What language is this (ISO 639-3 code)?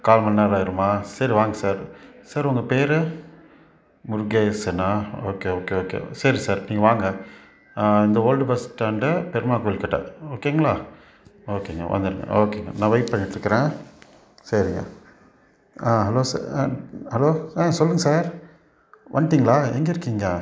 tam